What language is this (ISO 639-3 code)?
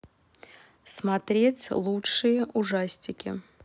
rus